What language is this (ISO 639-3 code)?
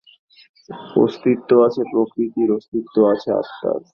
ben